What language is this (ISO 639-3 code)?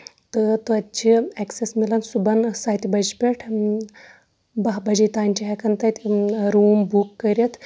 kas